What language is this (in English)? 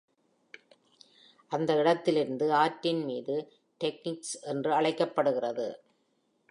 Tamil